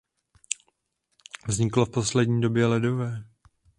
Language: Czech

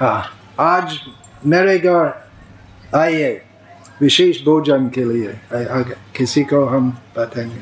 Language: Hindi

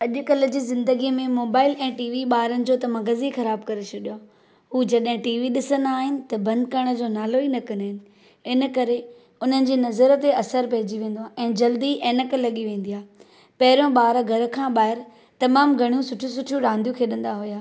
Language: Sindhi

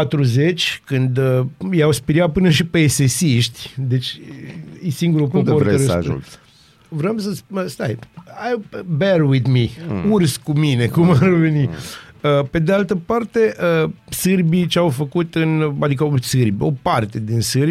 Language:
Romanian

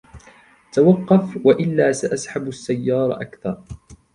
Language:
Arabic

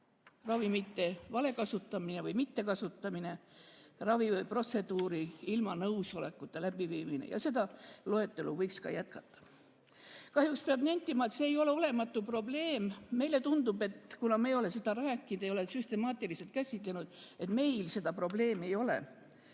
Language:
Estonian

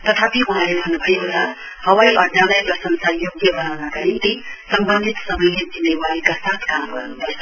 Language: Nepali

